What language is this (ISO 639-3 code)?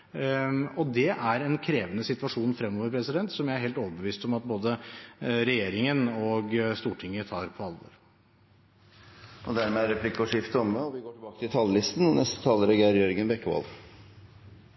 nor